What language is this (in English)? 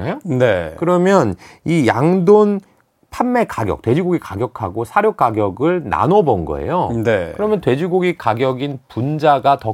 Korean